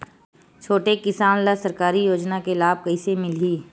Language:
Chhattisgarhi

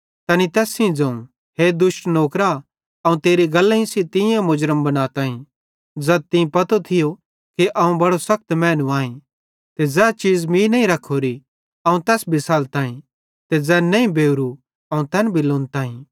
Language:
Bhadrawahi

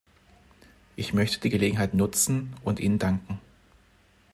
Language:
German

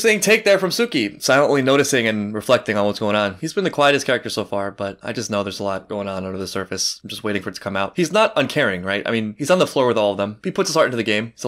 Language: English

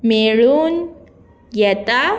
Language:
Konkani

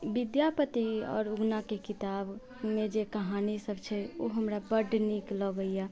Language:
Maithili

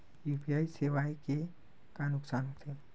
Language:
Chhattisgarhi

